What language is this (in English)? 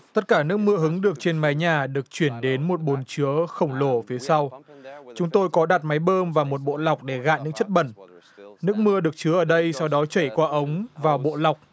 Vietnamese